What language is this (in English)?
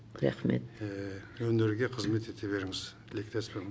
Kazakh